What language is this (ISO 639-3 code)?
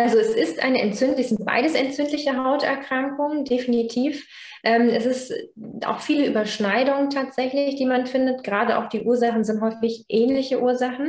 deu